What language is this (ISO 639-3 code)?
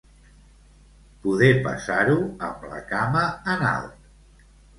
cat